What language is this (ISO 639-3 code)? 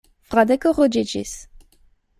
epo